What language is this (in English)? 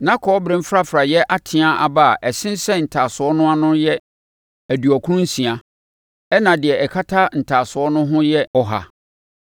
Akan